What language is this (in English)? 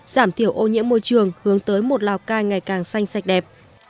Vietnamese